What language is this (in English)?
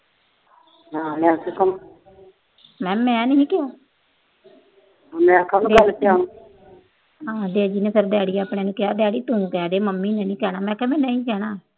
Punjabi